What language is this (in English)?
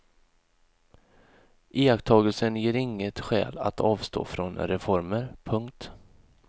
Swedish